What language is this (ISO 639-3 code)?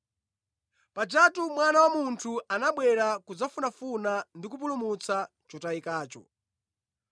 nya